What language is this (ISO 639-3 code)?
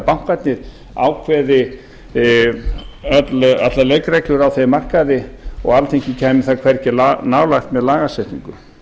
isl